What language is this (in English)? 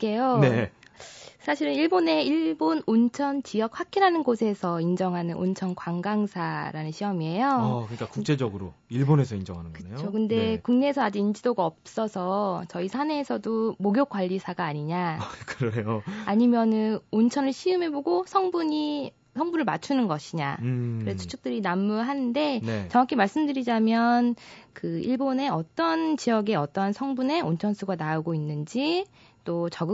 Korean